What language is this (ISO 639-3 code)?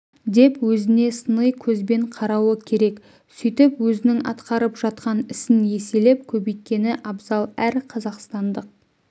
kaz